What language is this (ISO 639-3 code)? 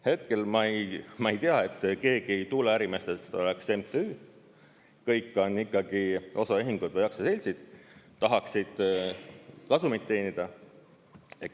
est